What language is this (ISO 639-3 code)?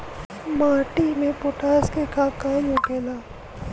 bho